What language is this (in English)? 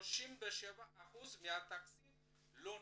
Hebrew